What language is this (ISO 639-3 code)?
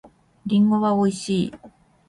jpn